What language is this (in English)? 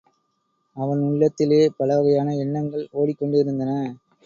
Tamil